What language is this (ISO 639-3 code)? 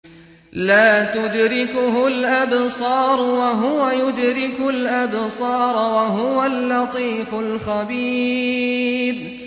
ara